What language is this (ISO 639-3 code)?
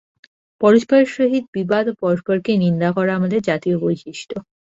ben